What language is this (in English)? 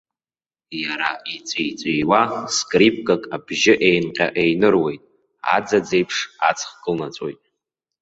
Abkhazian